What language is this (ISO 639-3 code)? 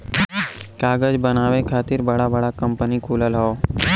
bho